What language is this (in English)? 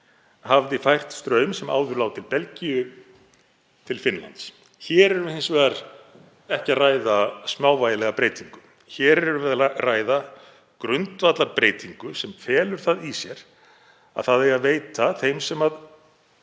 Icelandic